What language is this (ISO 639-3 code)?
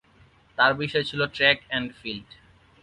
ben